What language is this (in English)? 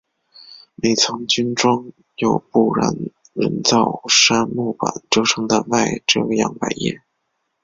Chinese